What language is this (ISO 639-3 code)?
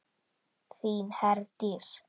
isl